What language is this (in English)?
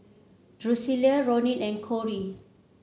English